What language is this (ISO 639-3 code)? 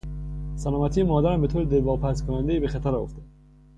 fas